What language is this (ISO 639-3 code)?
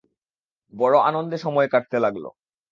ben